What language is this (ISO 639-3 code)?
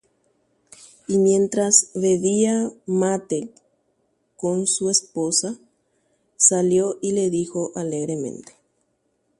grn